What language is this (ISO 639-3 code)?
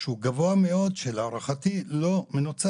heb